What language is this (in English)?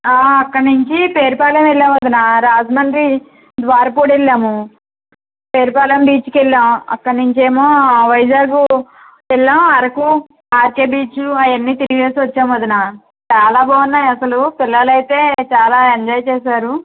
Telugu